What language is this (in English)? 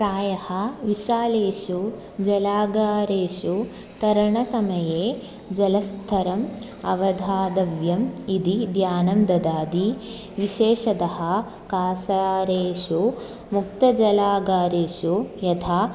Sanskrit